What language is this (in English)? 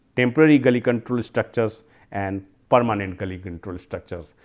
English